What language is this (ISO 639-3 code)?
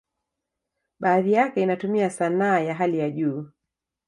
swa